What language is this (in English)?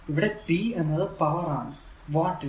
Malayalam